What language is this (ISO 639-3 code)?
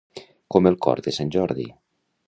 cat